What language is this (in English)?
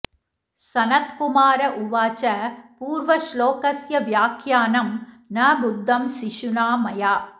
Sanskrit